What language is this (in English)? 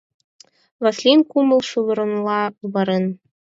Mari